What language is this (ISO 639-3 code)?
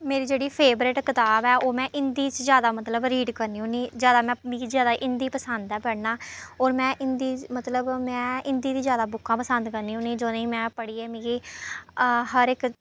doi